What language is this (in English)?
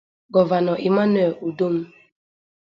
Igbo